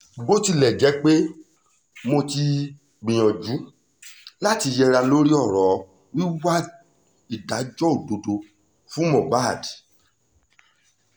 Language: Yoruba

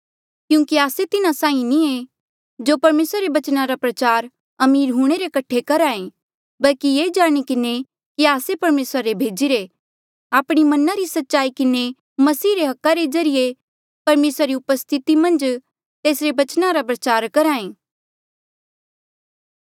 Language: Mandeali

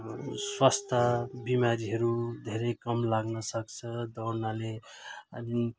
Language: Nepali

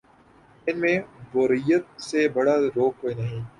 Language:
Urdu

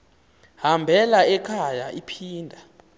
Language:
Xhosa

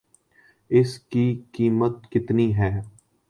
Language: Urdu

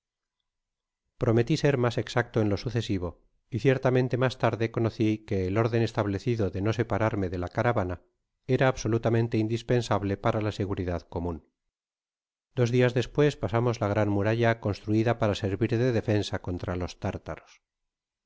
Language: Spanish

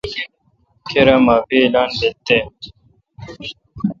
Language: Kalkoti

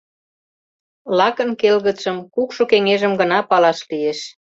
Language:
Mari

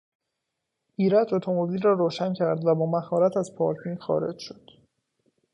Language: Persian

